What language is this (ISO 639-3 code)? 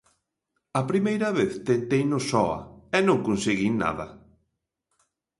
glg